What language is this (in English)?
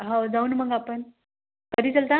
Marathi